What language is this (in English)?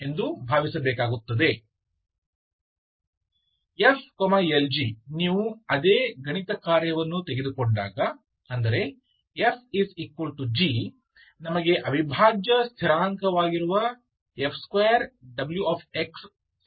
Kannada